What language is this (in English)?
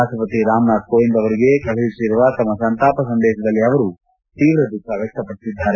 Kannada